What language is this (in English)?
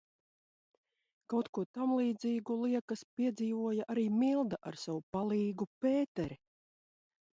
Latvian